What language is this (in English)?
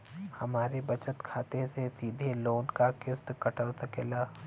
Bhojpuri